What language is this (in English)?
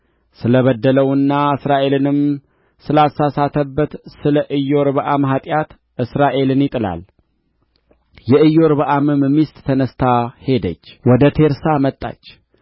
Amharic